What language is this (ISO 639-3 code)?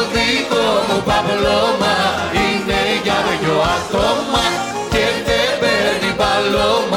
ell